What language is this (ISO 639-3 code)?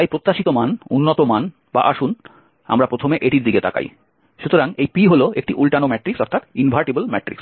ben